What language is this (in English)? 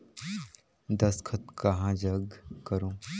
Chhattisgarhi